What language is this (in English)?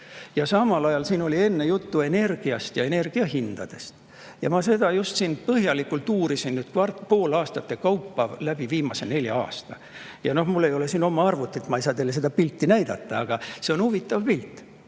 Estonian